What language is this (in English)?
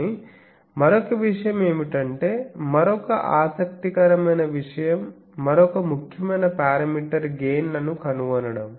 Telugu